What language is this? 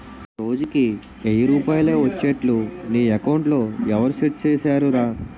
Telugu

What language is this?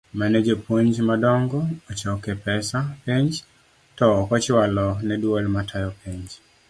Luo (Kenya and Tanzania)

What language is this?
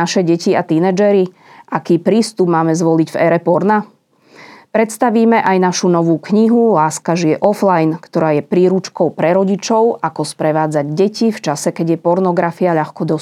Slovak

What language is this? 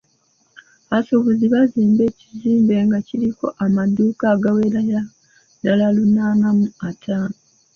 Ganda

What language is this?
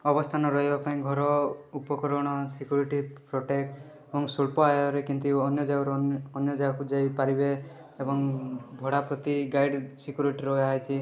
Odia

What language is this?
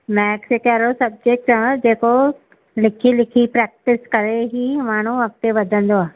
Sindhi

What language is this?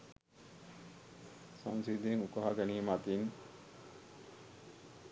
Sinhala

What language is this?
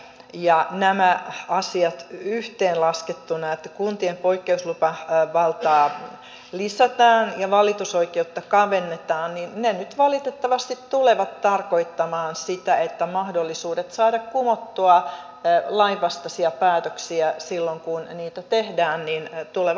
Finnish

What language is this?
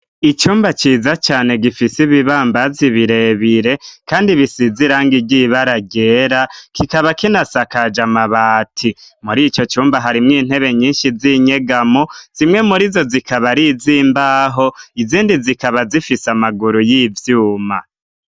Rundi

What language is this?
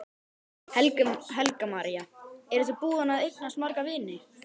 Icelandic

